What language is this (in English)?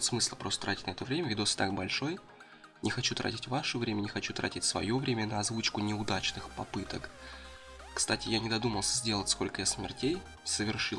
Russian